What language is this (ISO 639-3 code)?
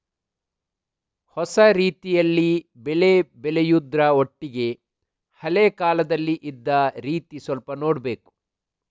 kan